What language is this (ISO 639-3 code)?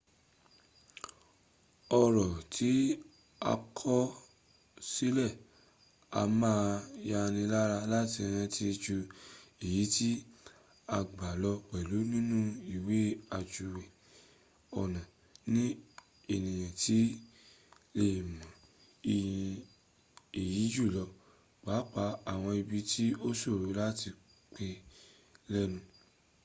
yor